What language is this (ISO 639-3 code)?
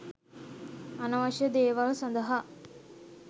sin